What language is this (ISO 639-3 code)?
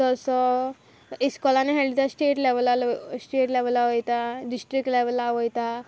kok